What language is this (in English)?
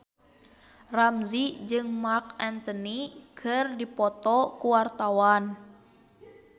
Sundanese